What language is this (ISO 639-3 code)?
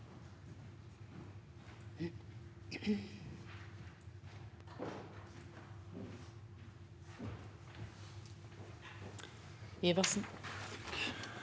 nor